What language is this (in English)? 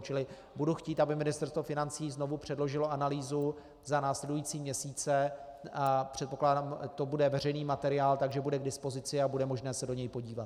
Czech